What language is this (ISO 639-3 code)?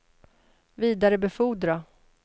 swe